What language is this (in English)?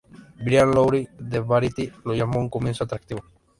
Spanish